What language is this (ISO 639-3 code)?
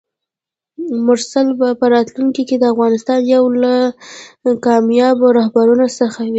pus